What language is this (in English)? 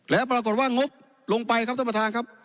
Thai